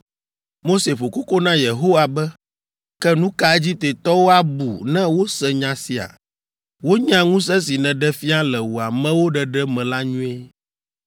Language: Ewe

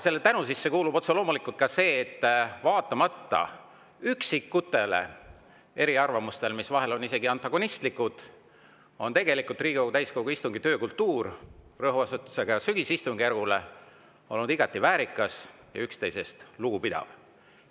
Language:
Estonian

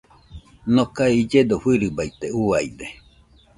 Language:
Nüpode Huitoto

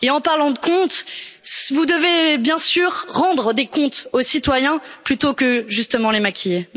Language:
French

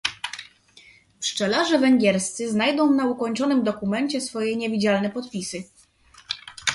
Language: Polish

